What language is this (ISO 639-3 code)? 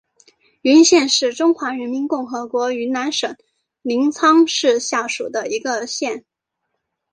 zho